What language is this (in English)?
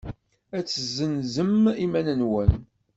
Kabyle